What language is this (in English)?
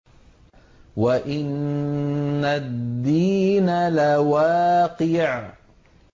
Arabic